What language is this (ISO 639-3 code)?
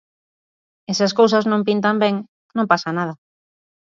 glg